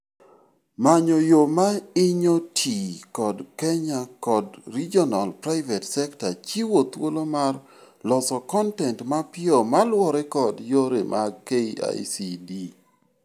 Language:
Luo (Kenya and Tanzania)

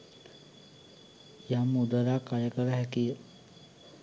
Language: Sinhala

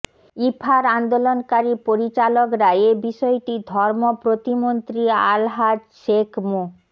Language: Bangla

